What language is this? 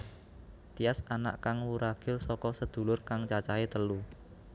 Javanese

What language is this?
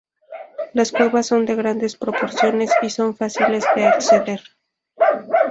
Spanish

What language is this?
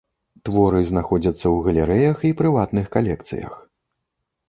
Belarusian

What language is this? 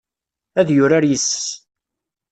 Kabyle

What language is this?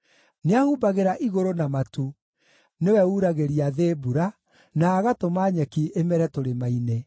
Kikuyu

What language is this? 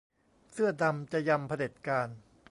Thai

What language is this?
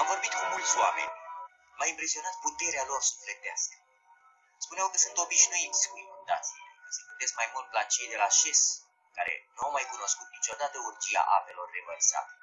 Romanian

